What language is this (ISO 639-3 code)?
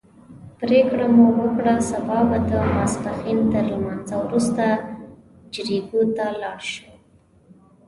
pus